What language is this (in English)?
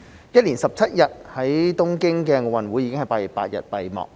Cantonese